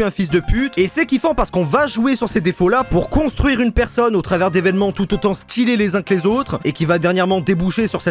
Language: French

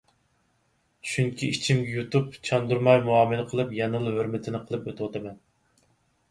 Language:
Uyghur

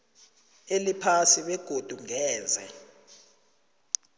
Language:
South Ndebele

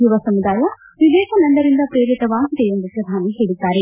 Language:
Kannada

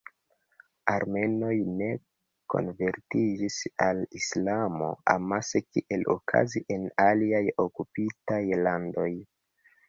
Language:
Esperanto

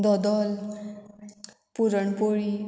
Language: Konkani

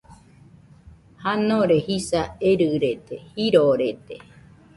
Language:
Nüpode Huitoto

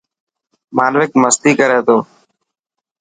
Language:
Dhatki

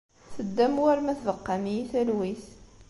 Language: Kabyle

